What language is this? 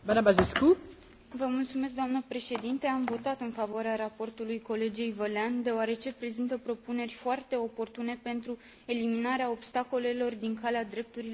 Romanian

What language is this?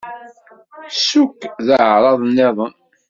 Kabyle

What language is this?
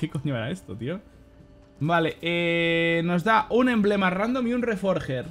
Spanish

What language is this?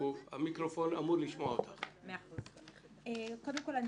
Hebrew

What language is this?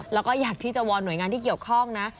Thai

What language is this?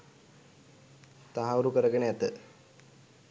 Sinhala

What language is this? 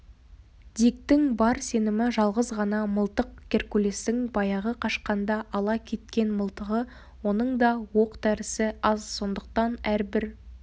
Kazakh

